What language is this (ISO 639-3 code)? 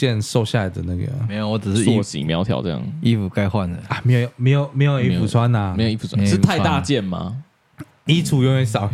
zho